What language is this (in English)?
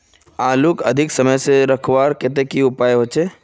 Magahi